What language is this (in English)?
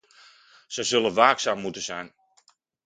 Dutch